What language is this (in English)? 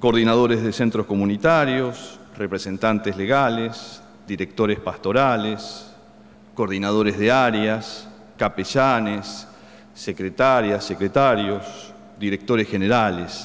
Spanish